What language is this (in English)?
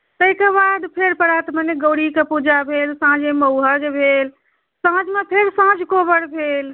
Maithili